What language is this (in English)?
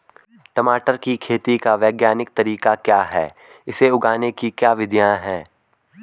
Hindi